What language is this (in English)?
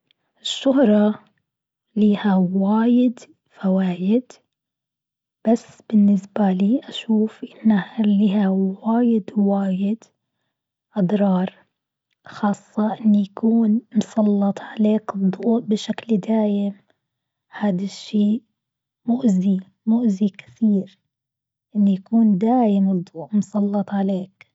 Gulf Arabic